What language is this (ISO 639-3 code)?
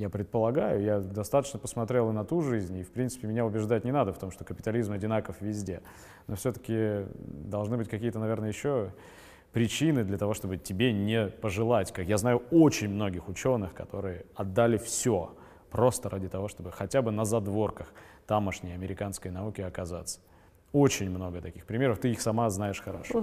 rus